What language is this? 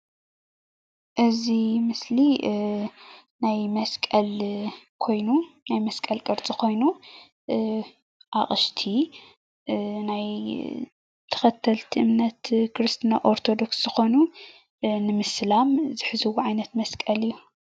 Tigrinya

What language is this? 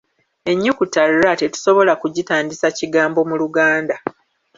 Ganda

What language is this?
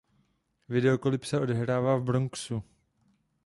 Czech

